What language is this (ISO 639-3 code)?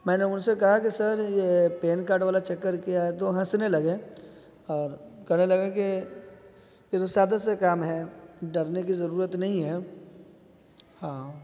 urd